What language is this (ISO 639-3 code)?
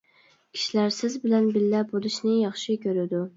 uig